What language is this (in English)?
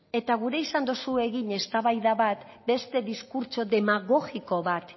Basque